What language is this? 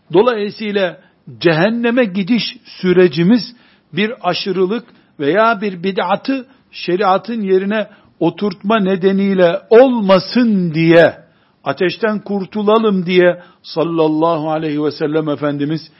Turkish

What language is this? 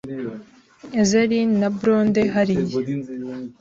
Kinyarwanda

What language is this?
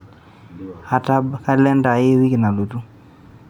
Masai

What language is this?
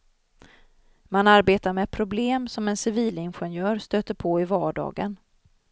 Swedish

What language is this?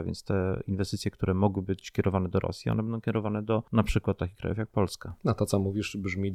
Polish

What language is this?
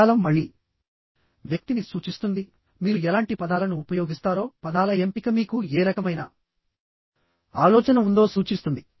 Telugu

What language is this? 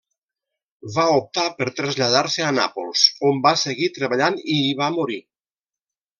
Catalan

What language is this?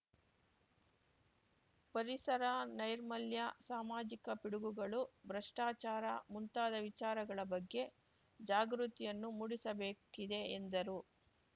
Kannada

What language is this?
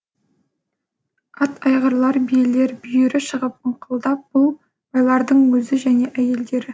Kazakh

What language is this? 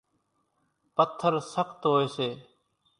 Kachi Koli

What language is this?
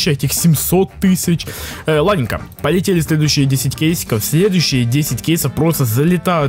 Russian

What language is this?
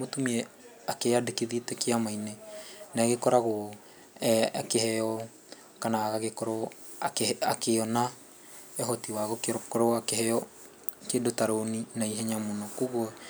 Kikuyu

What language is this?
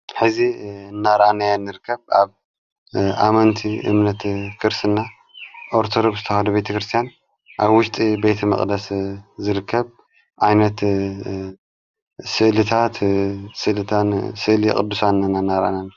Tigrinya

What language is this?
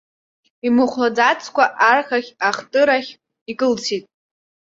Abkhazian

